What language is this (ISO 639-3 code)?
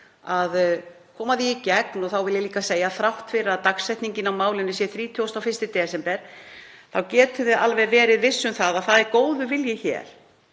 isl